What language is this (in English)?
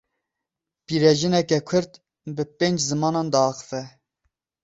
Kurdish